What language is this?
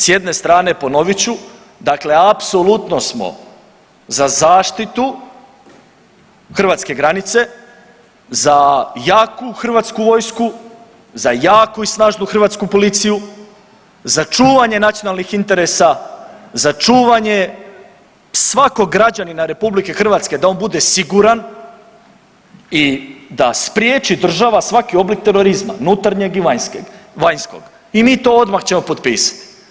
Croatian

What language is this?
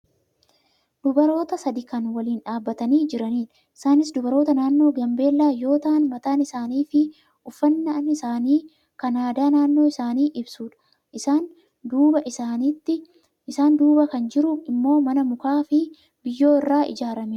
Oromo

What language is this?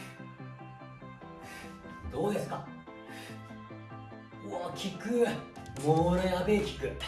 Japanese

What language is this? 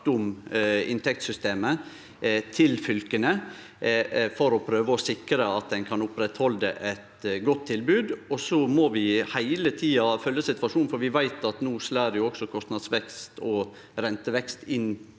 Norwegian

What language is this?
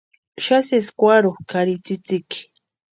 Western Highland Purepecha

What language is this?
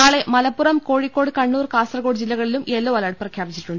Malayalam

